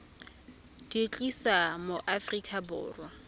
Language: Tswana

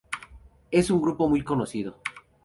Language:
Spanish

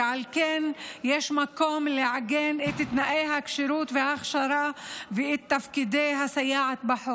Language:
Hebrew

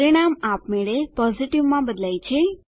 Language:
Gujarati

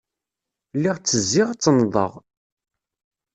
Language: Kabyle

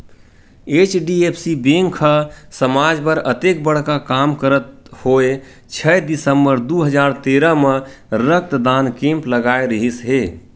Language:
Chhattisgarhi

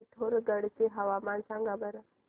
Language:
Marathi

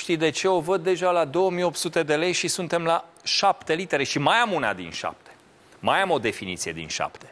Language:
Romanian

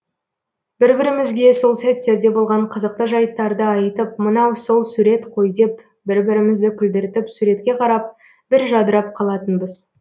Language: Kazakh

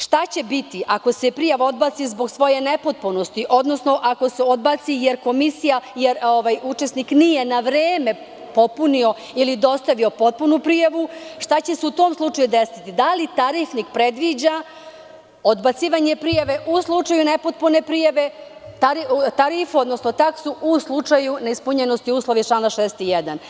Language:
Serbian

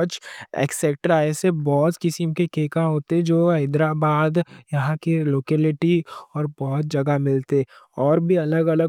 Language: Deccan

